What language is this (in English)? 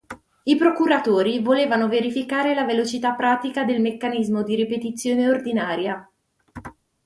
Italian